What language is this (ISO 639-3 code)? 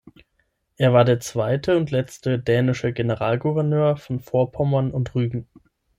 deu